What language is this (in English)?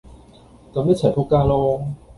Cantonese